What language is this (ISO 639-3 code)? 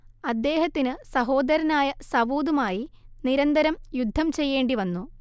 mal